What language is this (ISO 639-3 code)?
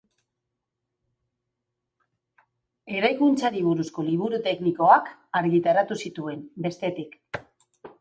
eus